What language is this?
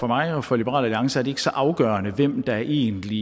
Danish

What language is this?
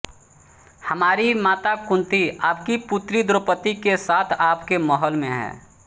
Hindi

